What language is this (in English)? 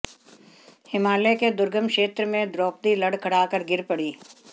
Hindi